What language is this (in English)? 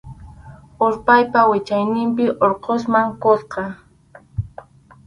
Arequipa-La Unión Quechua